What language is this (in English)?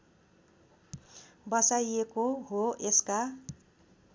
Nepali